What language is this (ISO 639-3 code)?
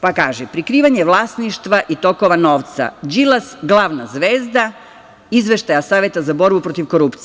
srp